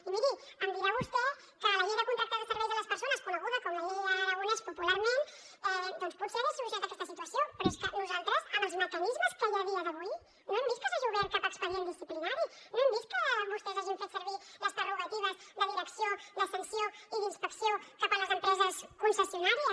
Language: Catalan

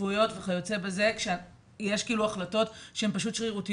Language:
Hebrew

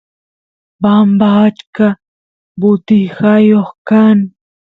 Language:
Santiago del Estero Quichua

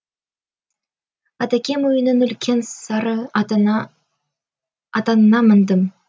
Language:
Kazakh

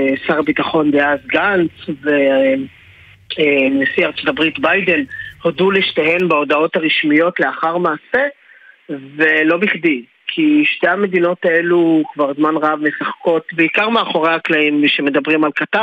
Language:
Hebrew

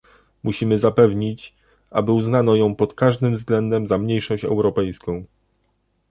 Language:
Polish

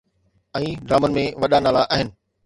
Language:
Sindhi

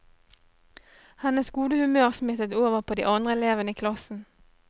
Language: Norwegian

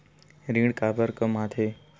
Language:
Chhattisgarhi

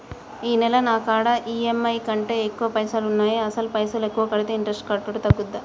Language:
Telugu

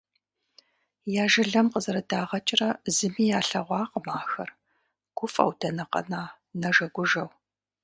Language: Kabardian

